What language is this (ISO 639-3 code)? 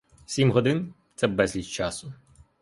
ukr